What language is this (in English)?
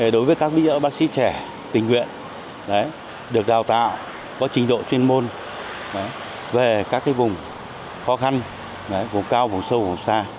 Vietnamese